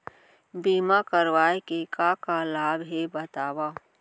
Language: Chhattisgarhi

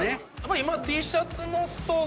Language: Japanese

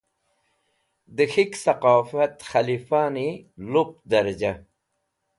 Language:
Wakhi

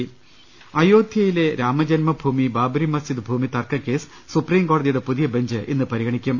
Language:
Malayalam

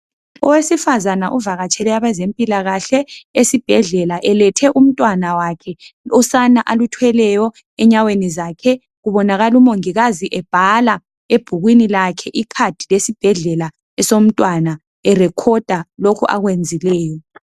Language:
North Ndebele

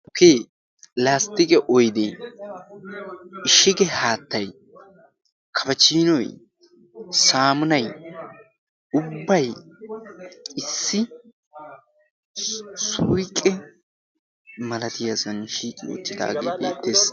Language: Wolaytta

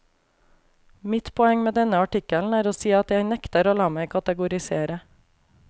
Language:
Norwegian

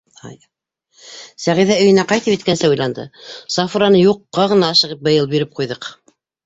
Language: Bashkir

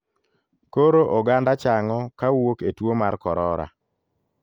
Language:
Luo (Kenya and Tanzania)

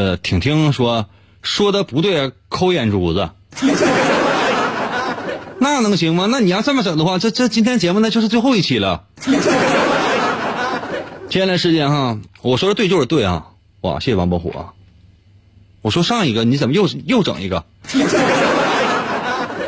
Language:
Chinese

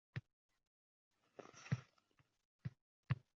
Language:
Uzbek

